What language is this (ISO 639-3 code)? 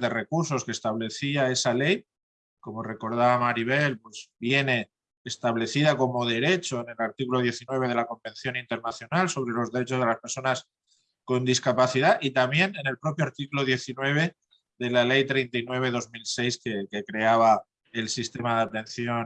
spa